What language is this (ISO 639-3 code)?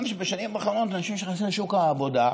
heb